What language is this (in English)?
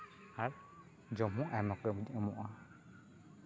Santali